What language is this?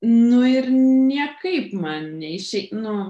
Lithuanian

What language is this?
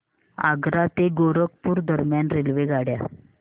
Marathi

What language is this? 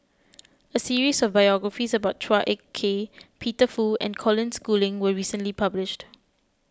English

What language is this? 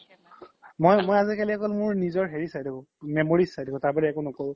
Assamese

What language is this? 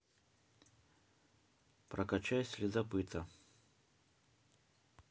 Russian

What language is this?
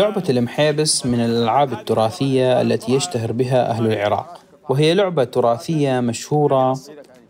Arabic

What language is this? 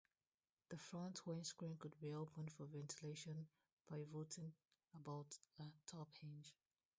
English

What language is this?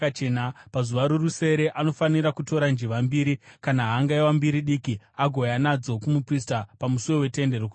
Shona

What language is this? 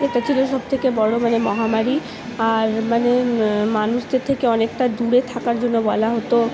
Bangla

